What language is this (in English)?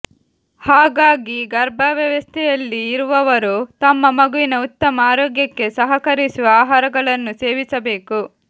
Kannada